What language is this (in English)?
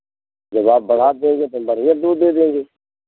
Hindi